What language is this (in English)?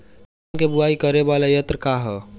Bhojpuri